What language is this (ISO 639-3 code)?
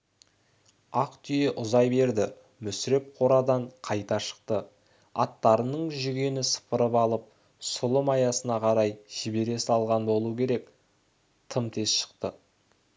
kaz